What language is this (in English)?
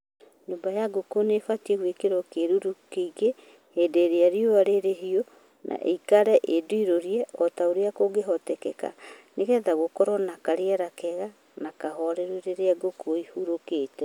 Kikuyu